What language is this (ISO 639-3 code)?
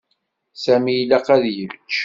kab